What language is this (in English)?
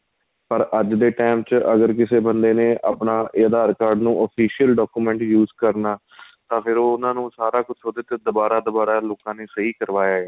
Punjabi